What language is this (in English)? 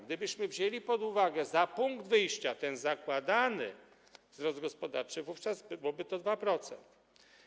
Polish